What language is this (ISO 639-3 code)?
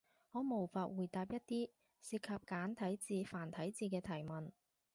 yue